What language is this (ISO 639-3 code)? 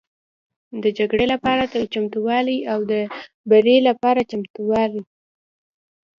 pus